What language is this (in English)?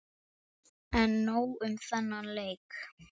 Icelandic